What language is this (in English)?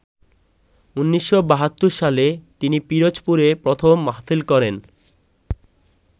Bangla